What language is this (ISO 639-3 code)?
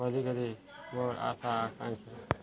ori